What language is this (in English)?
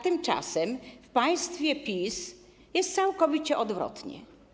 Polish